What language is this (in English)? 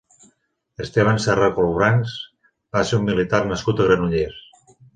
Catalan